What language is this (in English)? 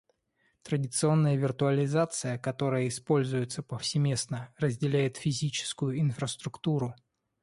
Russian